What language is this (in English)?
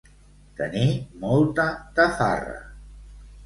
Catalan